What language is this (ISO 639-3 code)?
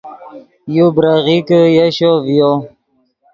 ydg